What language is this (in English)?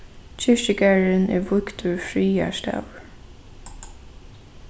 Faroese